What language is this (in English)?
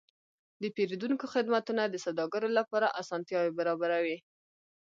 Pashto